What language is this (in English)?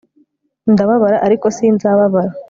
Kinyarwanda